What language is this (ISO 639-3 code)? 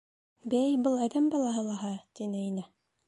bak